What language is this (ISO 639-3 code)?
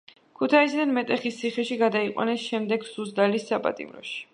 kat